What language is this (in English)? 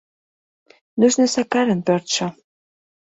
Mari